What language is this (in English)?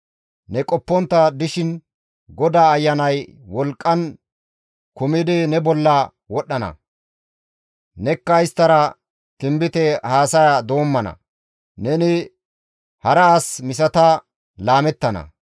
Gamo